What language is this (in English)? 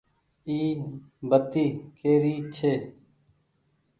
Goaria